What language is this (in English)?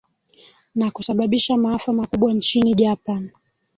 Swahili